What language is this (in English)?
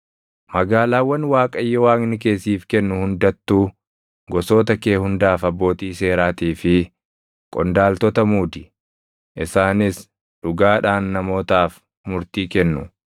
Oromo